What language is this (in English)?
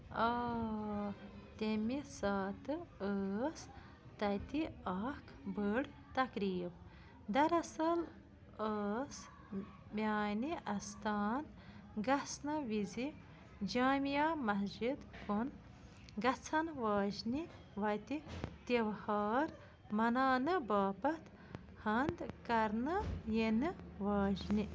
Kashmiri